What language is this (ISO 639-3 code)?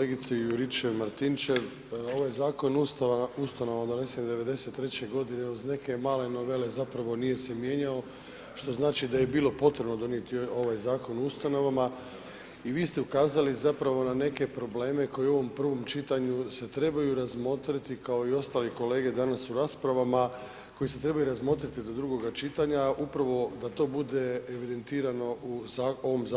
hrv